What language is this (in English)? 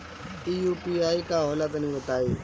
Bhojpuri